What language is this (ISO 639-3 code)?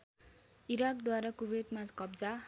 nep